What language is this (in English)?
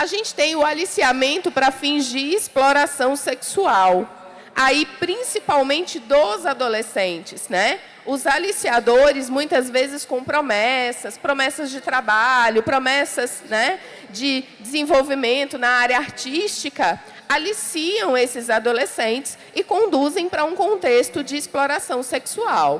Portuguese